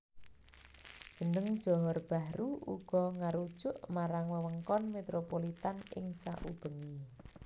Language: Javanese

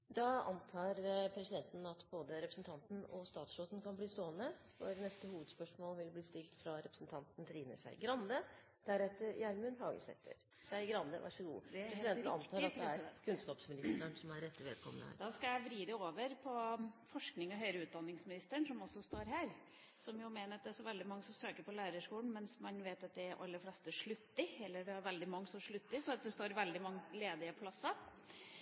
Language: Norwegian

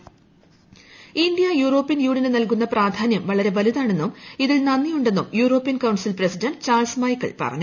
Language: Malayalam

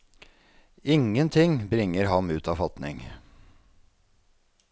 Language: Norwegian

